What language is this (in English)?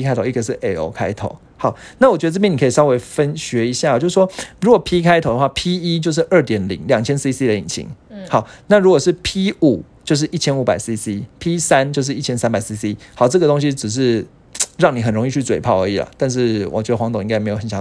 Chinese